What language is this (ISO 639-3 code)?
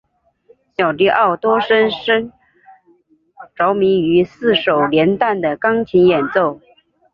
zho